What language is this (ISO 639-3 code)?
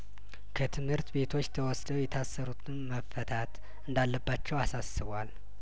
amh